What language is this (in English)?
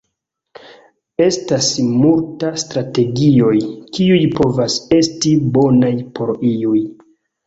Esperanto